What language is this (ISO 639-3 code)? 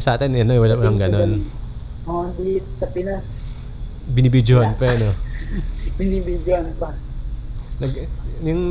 fil